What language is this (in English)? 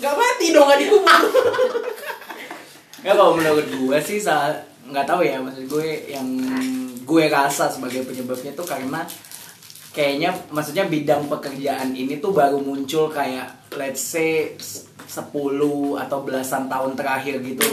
Indonesian